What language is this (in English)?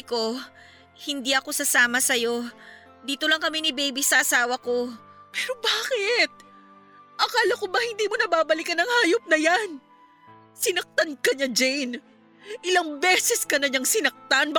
Filipino